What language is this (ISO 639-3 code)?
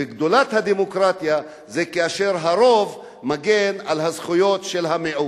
heb